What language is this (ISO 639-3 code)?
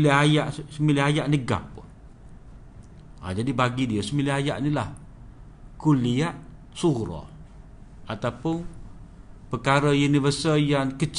msa